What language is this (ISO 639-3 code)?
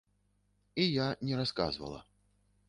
bel